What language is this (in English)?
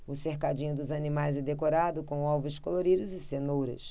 Portuguese